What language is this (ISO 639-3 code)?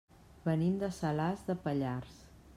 cat